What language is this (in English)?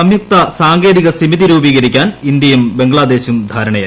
Malayalam